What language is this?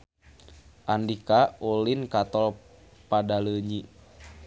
Sundanese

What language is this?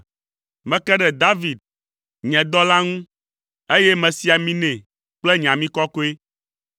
Ewe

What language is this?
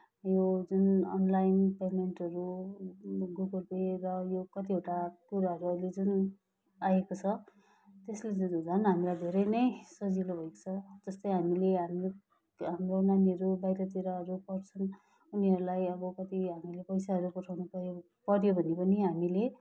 Nepali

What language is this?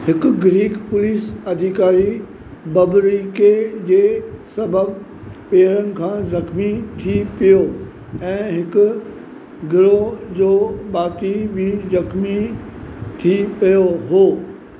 Sindhi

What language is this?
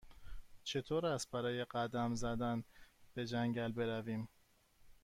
Persian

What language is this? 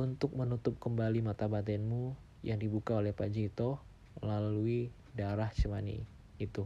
Indonesian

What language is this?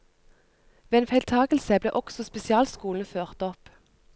Norwegian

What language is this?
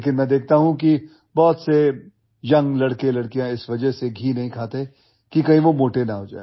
Hindi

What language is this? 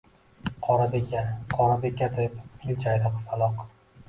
Uzbek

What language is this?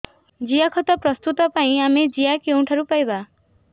Odia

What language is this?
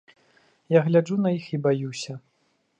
Belarusian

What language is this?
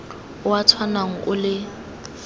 Tswana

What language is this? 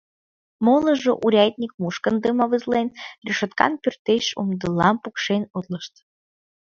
Mari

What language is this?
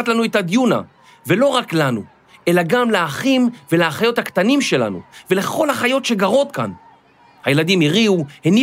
Hebrew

